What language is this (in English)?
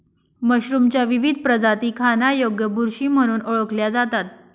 Marathi